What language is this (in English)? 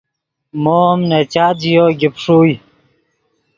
Yidgha